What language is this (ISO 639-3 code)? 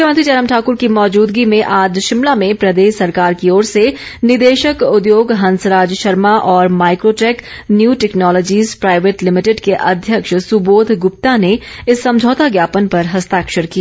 hin